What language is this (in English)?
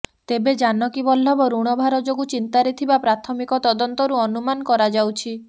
Odia